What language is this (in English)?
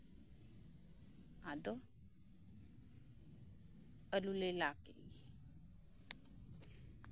Santali